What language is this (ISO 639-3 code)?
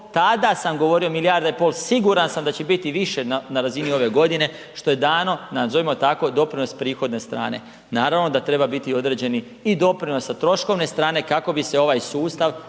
hrv